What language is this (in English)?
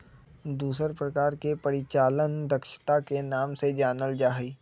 Magahi